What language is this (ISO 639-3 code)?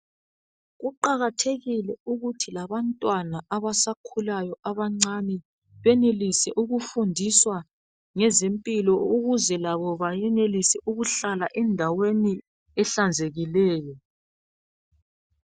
nde